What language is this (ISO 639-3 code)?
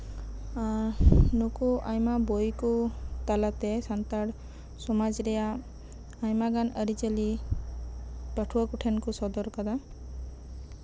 sat